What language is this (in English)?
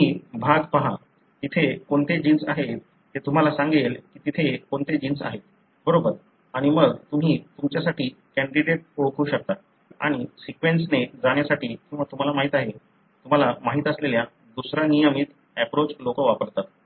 Marathi